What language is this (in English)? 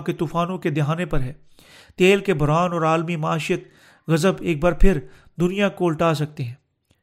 Urdu